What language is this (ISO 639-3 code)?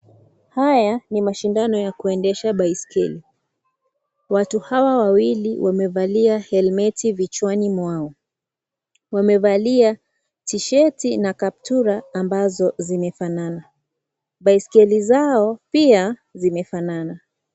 swa